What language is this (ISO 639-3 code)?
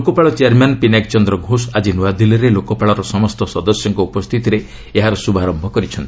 ori